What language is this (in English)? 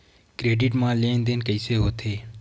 Chhattisgarhi